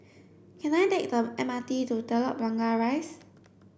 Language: English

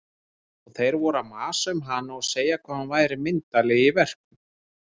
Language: Icelandic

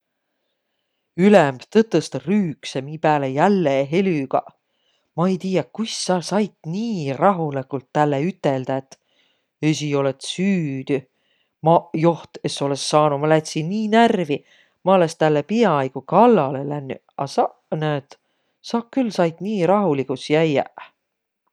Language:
Võro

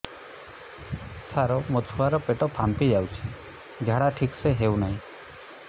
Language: Odia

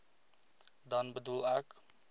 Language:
Afrikaans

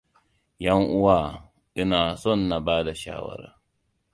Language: Hausa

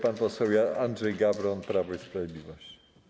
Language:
Polish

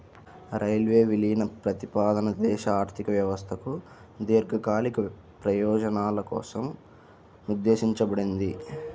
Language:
Telugu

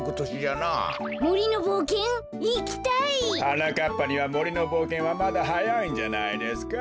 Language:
Japanese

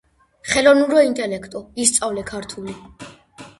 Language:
Georgian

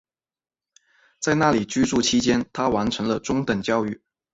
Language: Chinese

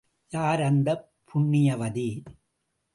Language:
Tamil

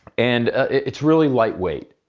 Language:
English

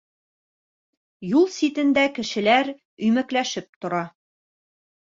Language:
Bashkir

